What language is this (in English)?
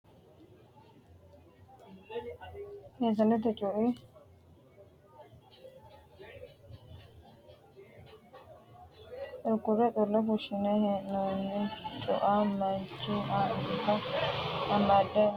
Sidamo